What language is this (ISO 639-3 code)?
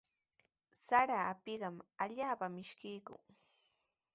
qws